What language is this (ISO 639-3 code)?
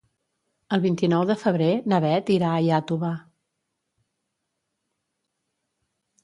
cat